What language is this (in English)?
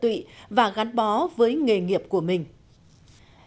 Vietnamese